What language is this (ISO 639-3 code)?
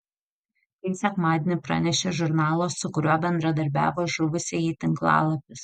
lit